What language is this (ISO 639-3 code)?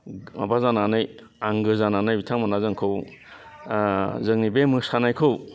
brx